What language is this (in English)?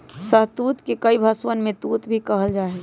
Magahi